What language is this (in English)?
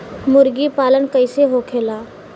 Bhojpuri